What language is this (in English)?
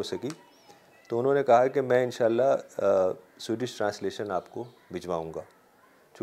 Urdu